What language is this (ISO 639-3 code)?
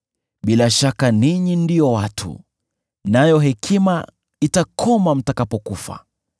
swa